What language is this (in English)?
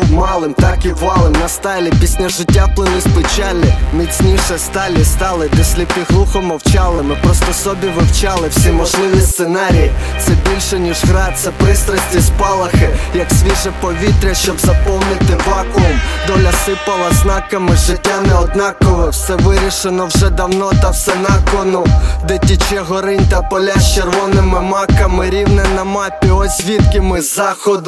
Ukrainian